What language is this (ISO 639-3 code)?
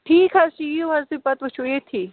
kas